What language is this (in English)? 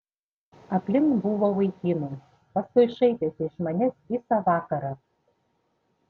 Lithuanian